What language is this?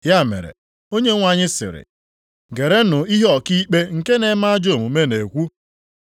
Igbo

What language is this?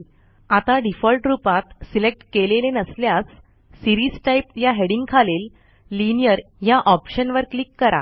Marathi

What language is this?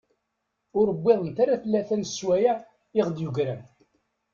Kabyle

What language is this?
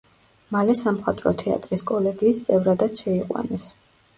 Georgian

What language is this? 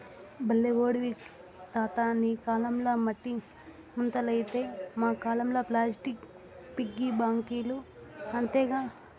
Telugu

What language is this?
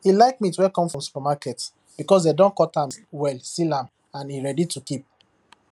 Nigerian Pidgin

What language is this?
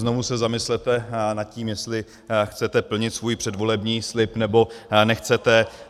Czech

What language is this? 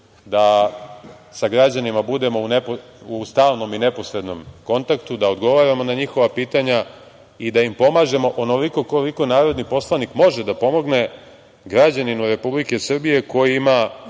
Serbian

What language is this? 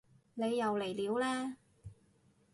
Cantonese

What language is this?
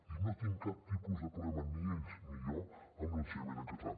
Catalan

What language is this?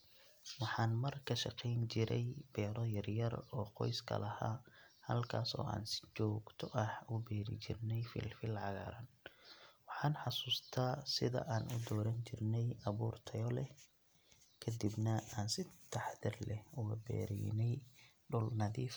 Somali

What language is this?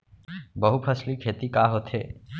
Chhattisgarhi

